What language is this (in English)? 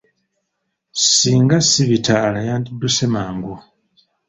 Ganda